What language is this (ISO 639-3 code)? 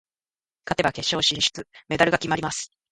jpn